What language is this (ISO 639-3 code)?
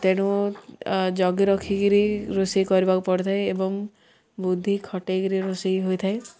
ori